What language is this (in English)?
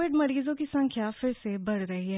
Hindi